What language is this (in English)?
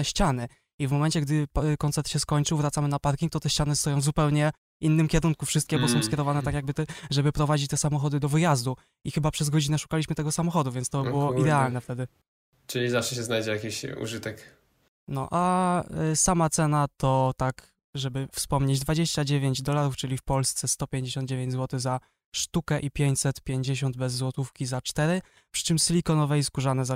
Polish